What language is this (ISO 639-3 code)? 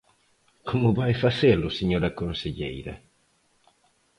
glg